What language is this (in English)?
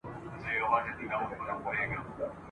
Pashto